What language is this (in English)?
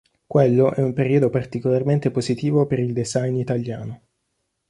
Italian